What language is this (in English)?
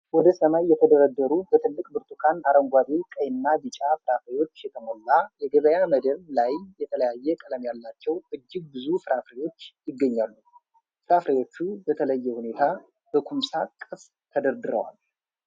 Amharic